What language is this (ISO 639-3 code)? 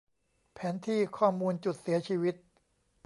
tha